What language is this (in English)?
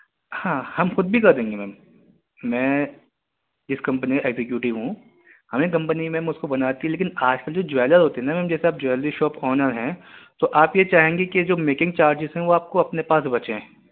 Urdu